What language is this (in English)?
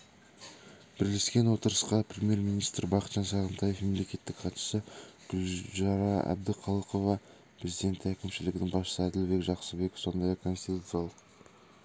Kazakh